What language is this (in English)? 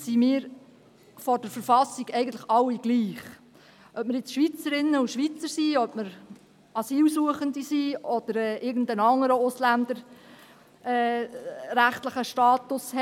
Swiss German